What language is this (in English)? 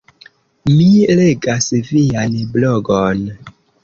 Esperanto